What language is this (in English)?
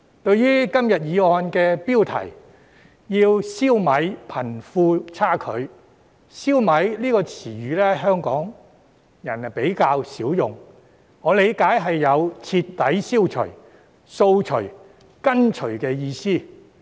Cantonese